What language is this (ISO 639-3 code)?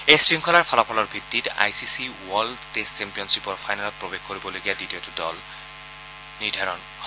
asm